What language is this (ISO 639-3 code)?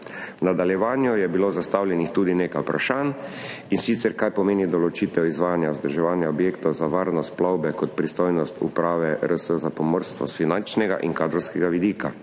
slv